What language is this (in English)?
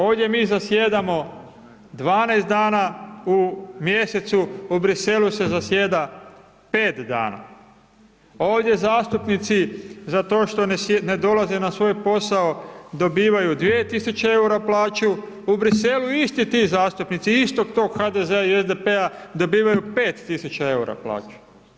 Croatian